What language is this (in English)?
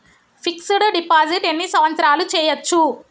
Telugu